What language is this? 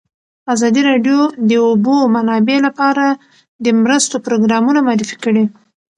Pashto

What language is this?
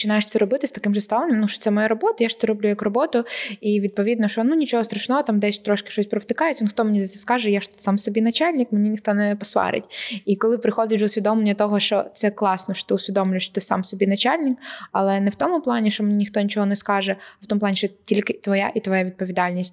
Ukrainian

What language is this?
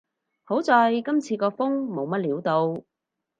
Cantonese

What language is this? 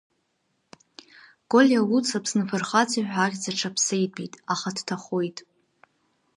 Abkhazian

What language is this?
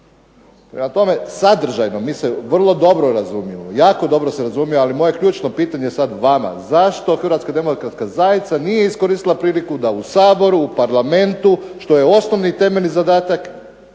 Croatian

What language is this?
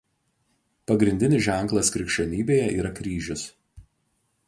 Lithuanian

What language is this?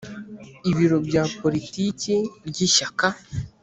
Kinyarwanda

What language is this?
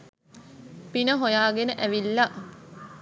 Sinhala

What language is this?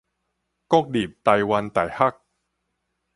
Min Nan Chinese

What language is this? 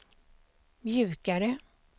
Swedish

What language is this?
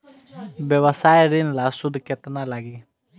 Bhojpuri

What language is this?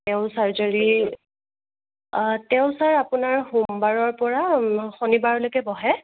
Assamese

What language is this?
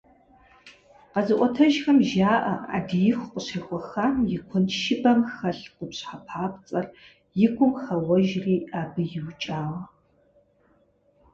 Kabardian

